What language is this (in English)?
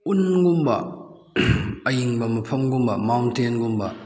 Manipuri